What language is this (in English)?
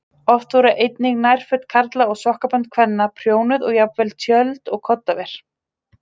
Icelandic